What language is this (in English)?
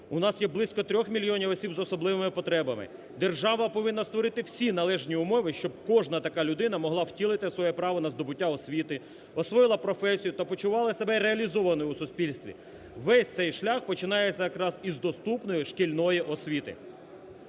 Ukrainian